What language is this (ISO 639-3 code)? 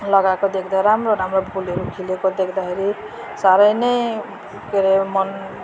nep